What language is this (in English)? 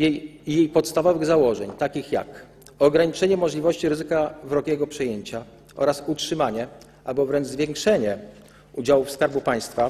Polish